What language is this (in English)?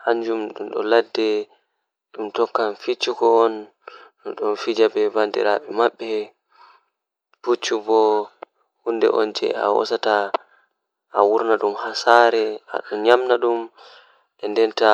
Fula